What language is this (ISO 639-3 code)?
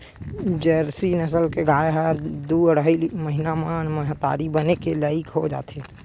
hne